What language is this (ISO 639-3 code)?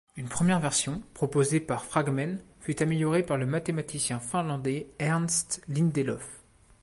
fra